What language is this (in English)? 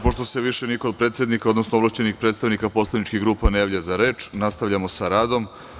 Serbian